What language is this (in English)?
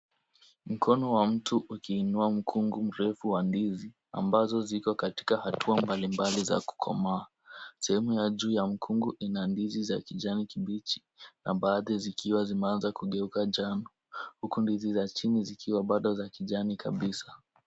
Swahili